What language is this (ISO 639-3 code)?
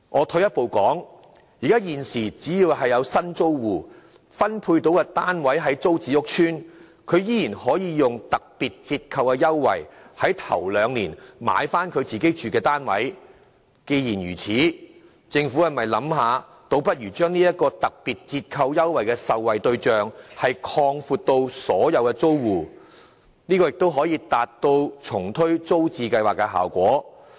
yue